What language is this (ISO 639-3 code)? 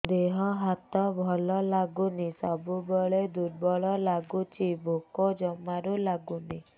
ori